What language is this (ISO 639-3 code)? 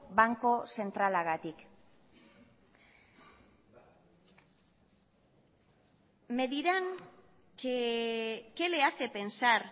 spa